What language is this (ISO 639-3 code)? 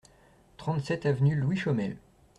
fra